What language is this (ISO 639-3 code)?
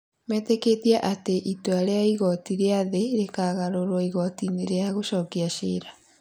kik